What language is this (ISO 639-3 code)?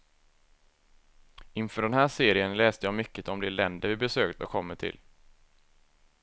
swe